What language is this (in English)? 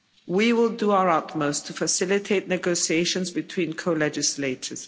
English